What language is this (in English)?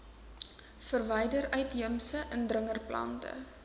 Afrikaans